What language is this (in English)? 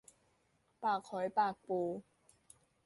Thai